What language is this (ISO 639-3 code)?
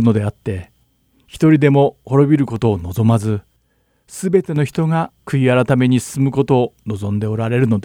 jpn